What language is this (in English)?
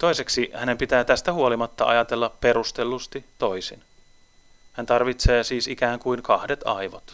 Finnish